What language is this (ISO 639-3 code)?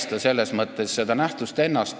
est